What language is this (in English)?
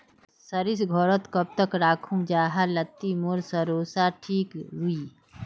Magahi